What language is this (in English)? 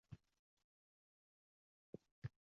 Uzbek